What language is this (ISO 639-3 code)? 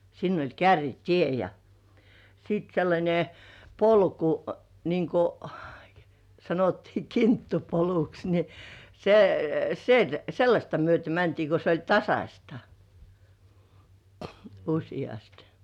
fin